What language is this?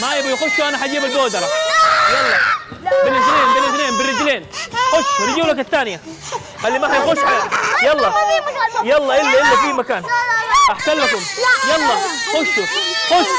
Arabic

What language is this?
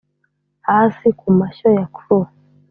Kinyarwanda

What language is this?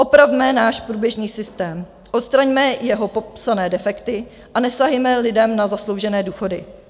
Czech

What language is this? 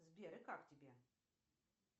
Russian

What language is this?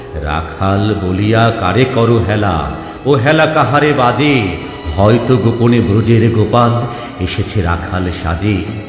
Bangla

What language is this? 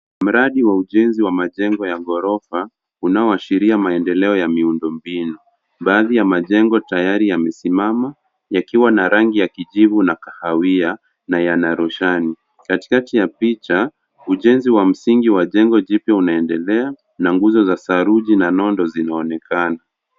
Swahili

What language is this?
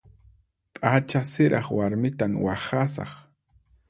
Puno Quechua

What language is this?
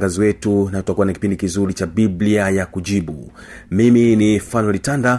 Swahili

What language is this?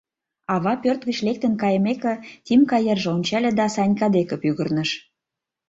Mari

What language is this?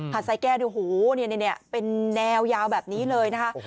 Thai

